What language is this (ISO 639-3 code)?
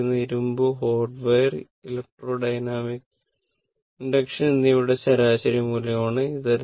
mal